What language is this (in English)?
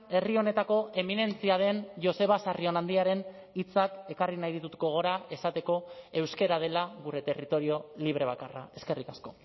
Basque